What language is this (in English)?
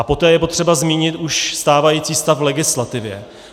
Czech